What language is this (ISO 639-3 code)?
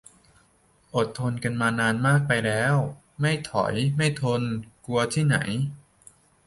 tha